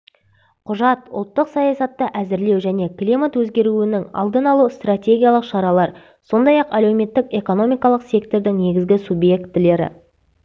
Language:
Kazakh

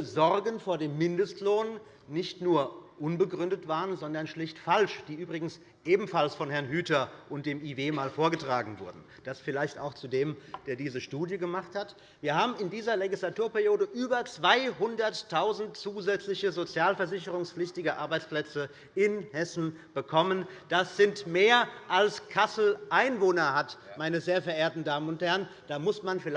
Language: German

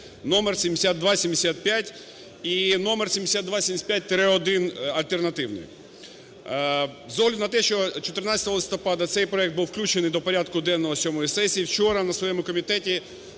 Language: Ukrainian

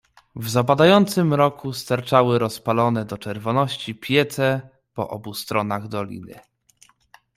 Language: Polish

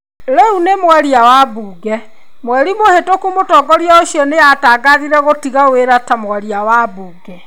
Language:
Kikuyu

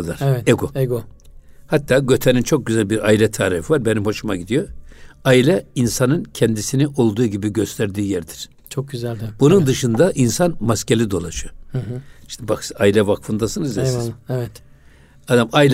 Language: Turkish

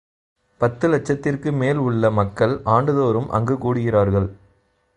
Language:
Tamil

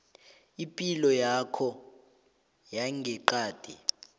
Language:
South Ndebele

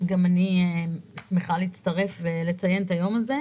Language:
Hebrew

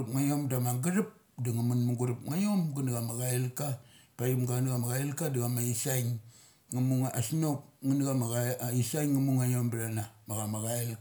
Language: Mali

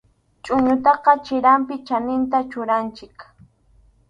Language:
Arequipa-La Unión Quechua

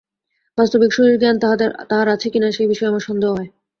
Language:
Bangla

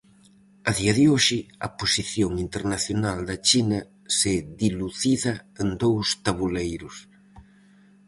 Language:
Galician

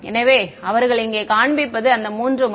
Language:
Tamil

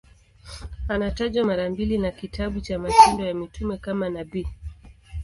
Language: Swahili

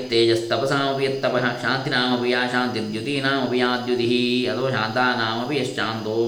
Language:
Kannada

